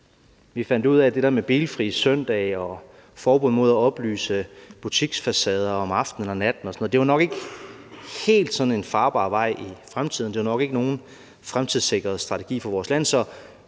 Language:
Danish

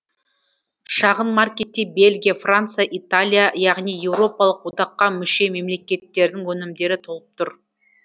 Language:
Kazakh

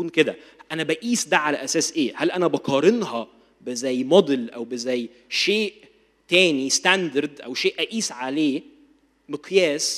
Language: Arabic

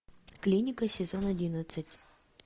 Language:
Russian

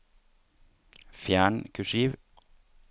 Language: Norwegian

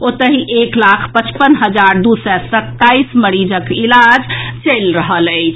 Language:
Maithili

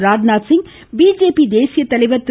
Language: Tamil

